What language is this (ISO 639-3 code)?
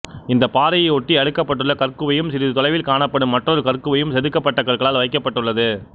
tam